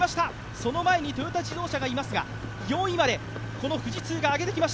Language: Japanese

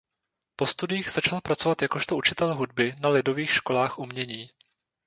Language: Czech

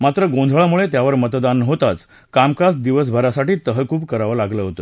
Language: Marathi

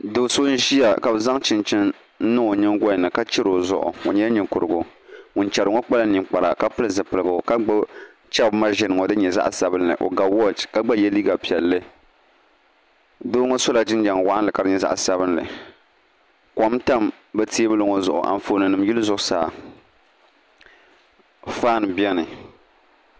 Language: Dagbani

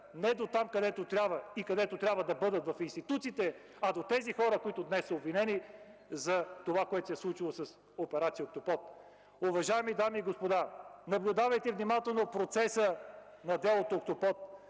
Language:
Bulgarian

